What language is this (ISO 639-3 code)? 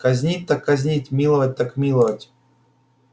rus